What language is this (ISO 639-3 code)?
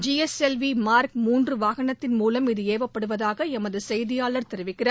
tam